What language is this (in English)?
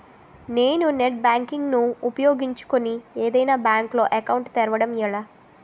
Telugu